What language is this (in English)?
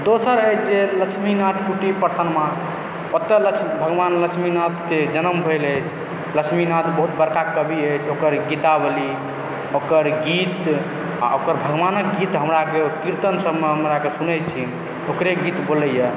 Maithili